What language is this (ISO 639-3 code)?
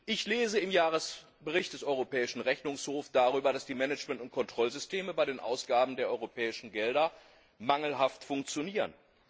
deu